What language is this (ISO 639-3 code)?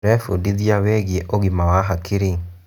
kik